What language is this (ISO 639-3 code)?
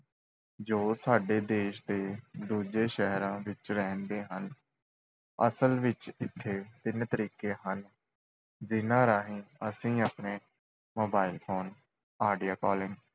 pan